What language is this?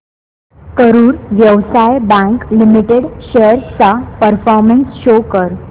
Marathi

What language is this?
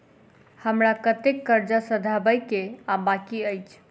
Maithili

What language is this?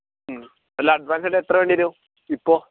Malayalam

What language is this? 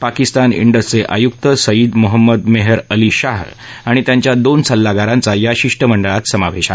Marathi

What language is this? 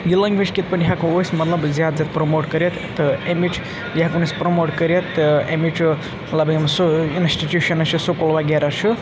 Kashmiri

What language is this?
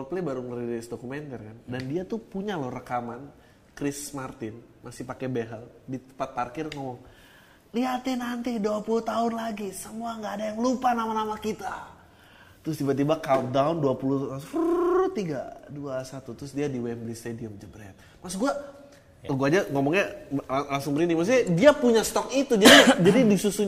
Indonesian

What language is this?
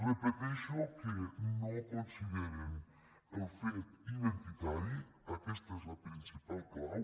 Catalan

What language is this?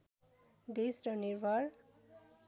Nepali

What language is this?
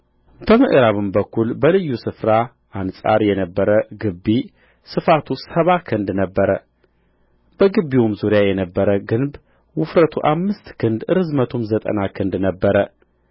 Amharic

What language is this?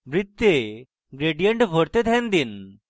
Bangla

